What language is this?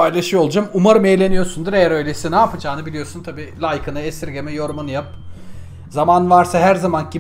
Turkish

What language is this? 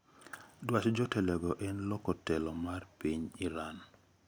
Luo (Kenya and Tanzania)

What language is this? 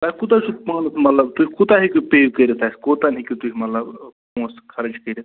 Kashmiri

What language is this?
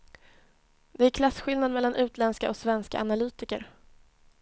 Swedish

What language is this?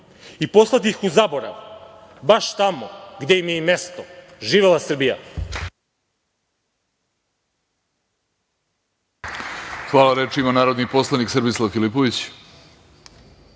Serbian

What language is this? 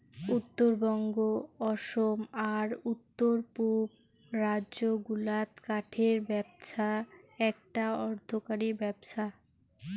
Bangla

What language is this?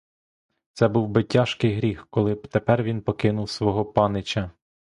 Ukrainian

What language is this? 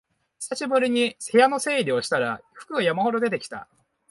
Japanese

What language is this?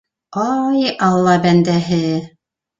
Bashkir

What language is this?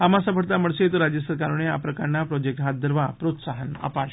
Gujarati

